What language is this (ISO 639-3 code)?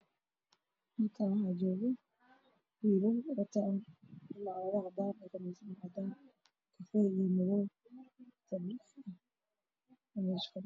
som